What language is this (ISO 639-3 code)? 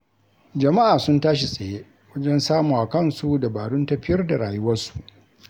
hau